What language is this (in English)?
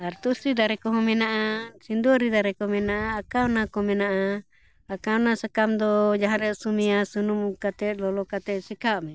Santali